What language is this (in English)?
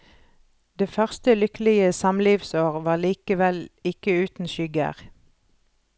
Norwegian